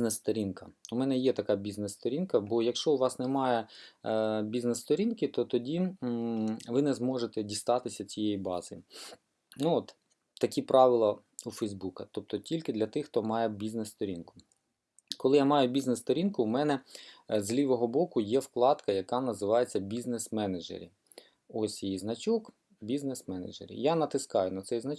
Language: Ukrainian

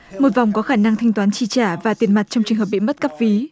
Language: Vietnamese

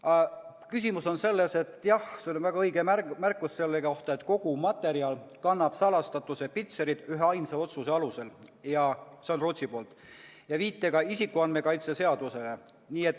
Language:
Estonian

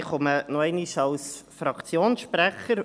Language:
Swiss German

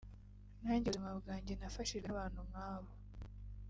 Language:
Kinyarwanda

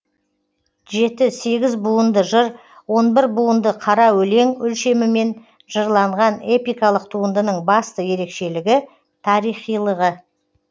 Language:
Kazakh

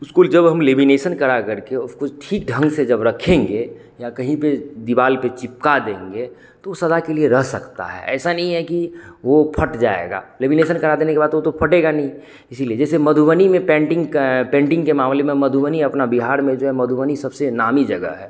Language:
Hindi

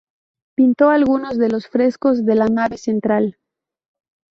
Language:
Spanish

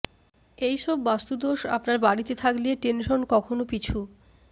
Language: Bangla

